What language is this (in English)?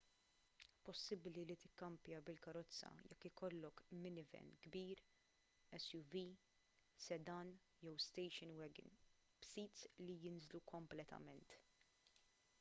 Maltese